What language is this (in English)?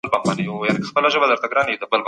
Pashto